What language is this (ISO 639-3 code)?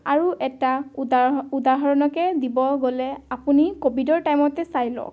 asm